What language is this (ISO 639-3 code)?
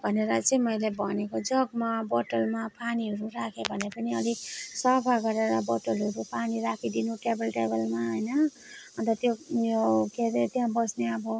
nep